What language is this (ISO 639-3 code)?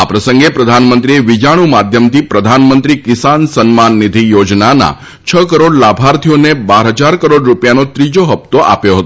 guj